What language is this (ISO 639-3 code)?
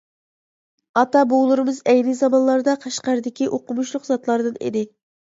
uig